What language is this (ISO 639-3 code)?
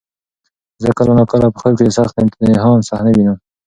pus